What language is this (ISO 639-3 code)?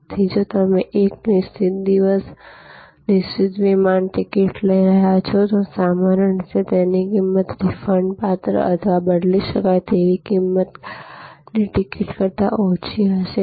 guj